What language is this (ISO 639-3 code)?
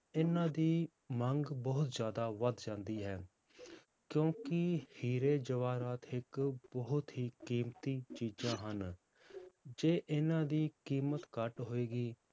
pan